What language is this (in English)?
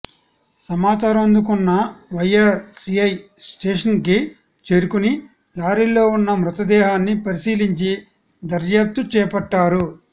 Telugu